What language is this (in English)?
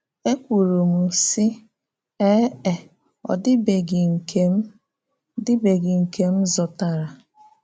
Igbo